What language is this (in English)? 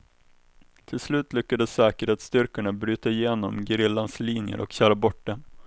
Swedish